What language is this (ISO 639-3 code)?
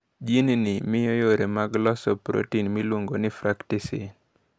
luo